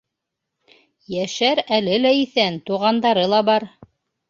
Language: Bashkir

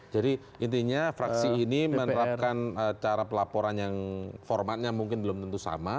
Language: Indonesian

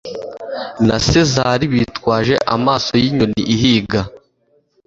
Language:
Kinyarwanda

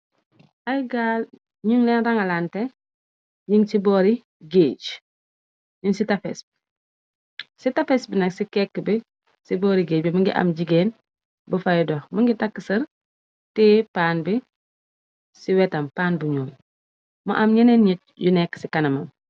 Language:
Wolof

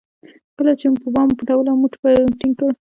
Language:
Pashto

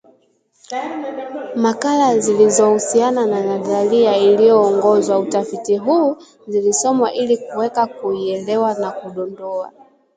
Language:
Swahili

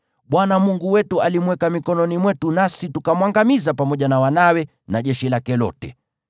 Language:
Swahili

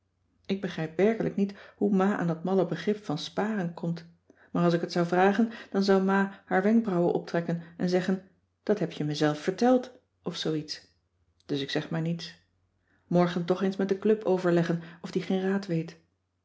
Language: Dutch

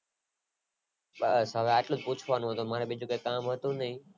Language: Gujarati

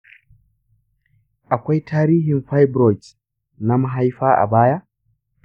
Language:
Hausa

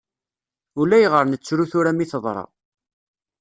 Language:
Kabyle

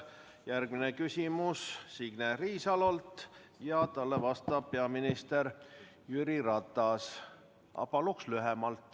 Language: Estonian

